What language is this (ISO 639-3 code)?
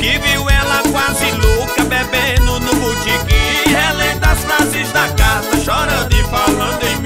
por